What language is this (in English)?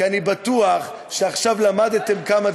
Hebrew